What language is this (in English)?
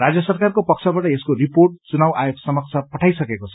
Nepali